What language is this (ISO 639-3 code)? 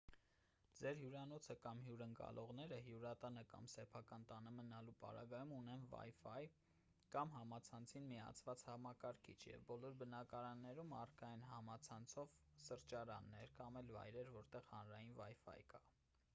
hye